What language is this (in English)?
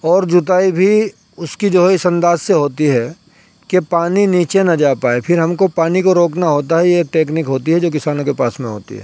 Urdu